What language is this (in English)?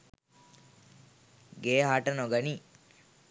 Sinhala